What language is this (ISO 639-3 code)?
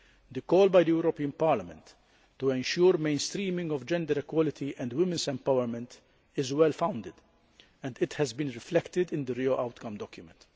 eng